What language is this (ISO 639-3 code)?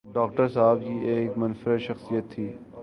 urd